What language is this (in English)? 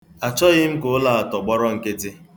Igbo